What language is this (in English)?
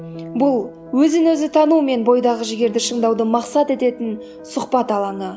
Kazakh